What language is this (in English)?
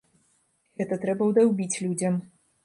Belarusian